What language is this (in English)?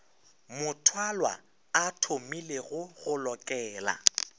Northern Sotho